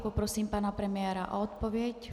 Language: Czech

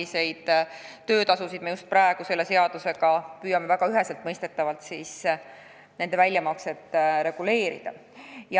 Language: Estonian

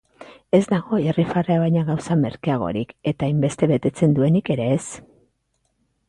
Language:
Basque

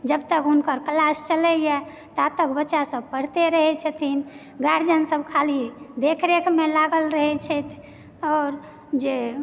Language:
Maithili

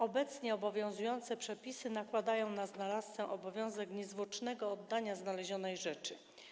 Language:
Polish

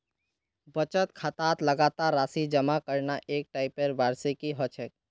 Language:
Magahi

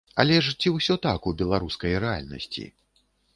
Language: Belarusian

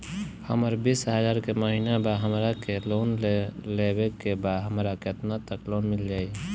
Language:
Bhojpuri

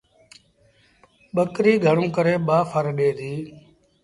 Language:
Sindhi Bhil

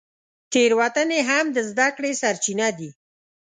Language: Pashto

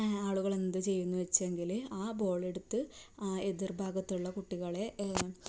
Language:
Malayalam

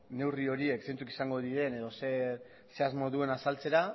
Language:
Basque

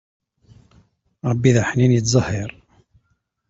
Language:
Kabyle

